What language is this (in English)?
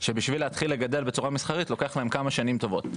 Hebrew